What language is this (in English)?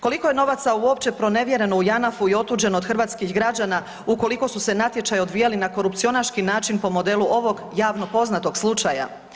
Croatian